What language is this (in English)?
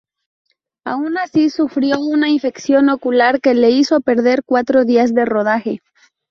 Spanish